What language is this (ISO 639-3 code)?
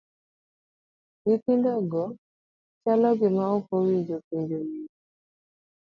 luo